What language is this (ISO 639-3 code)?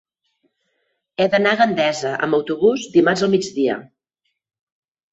cat